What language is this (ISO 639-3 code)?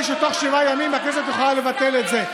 heb